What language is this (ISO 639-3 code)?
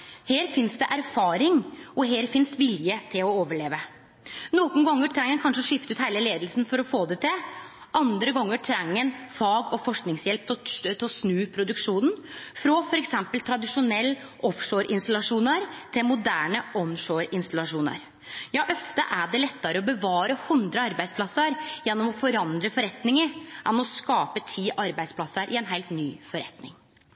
nno